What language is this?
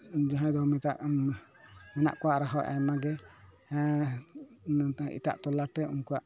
Santali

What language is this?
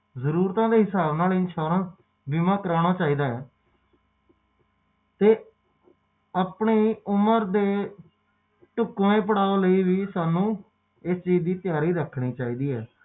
Punjabi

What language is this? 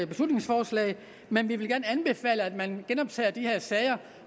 Danish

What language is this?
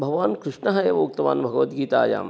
Sanskrit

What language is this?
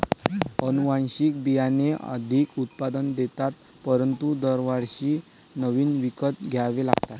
Marathi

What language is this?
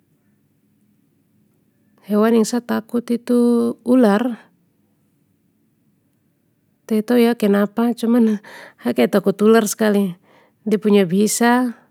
Papuan Malay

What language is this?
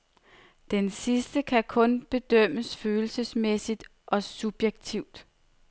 Danish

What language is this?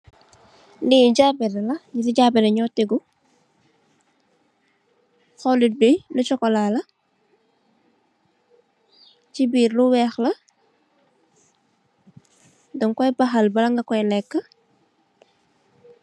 Wolof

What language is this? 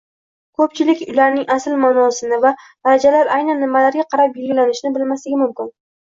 Uzbek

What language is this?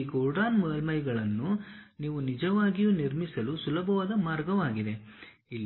Kannada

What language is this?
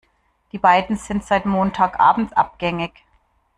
German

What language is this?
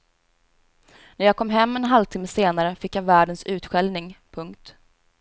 Swedish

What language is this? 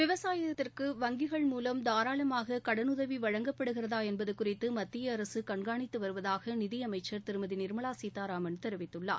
Tamil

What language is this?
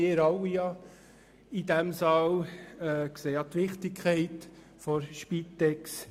Swiss German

